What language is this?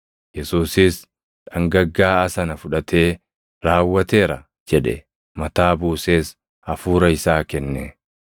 Oromo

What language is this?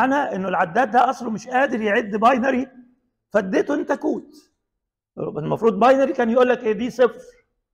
Arabic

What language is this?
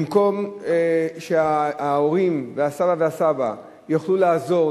Hebrew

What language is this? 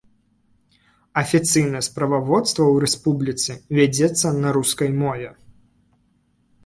Belarusian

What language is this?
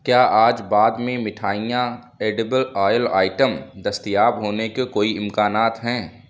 Urdu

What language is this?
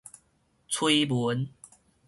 Min Nan Chinese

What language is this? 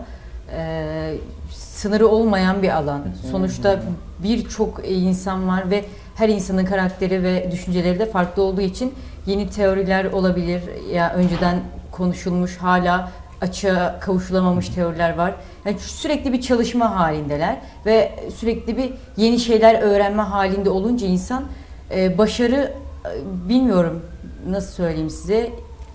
Turkish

